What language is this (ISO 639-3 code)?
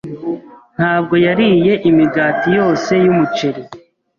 kin